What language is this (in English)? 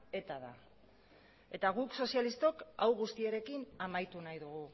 Basque